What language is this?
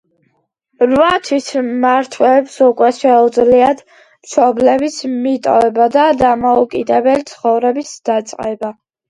Georgian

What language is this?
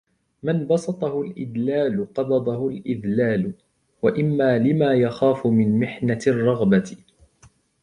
Arabic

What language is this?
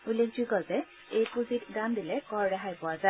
Assamese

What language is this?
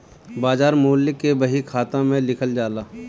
Bhojpuri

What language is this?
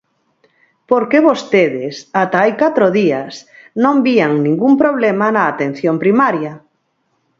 Galician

